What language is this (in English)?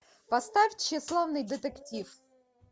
Russian